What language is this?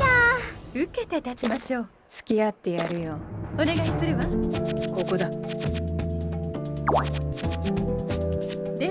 Japanese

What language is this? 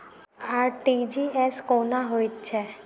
Maithili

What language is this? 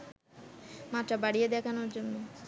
Bangla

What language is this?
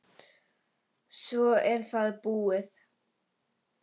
Icelandic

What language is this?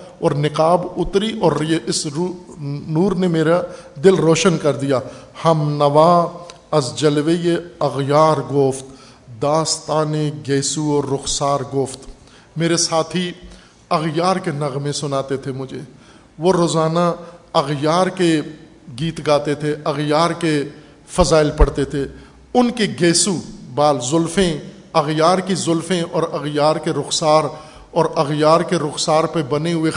Urdu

